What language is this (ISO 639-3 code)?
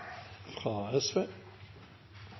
nob